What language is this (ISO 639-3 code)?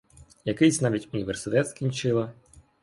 ukr